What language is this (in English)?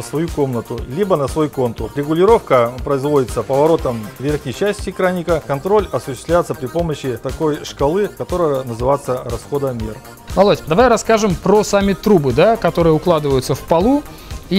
Russian